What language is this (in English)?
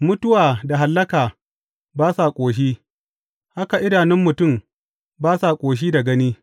Hausa